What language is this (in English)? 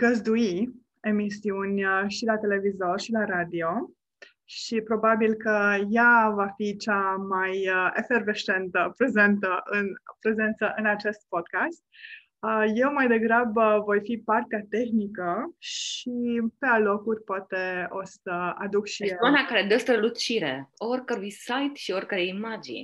Romanian